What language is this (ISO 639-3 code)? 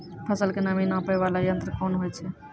mai